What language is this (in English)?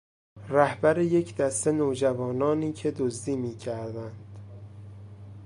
Persian